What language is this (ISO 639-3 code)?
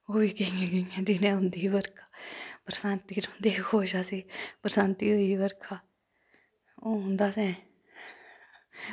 doi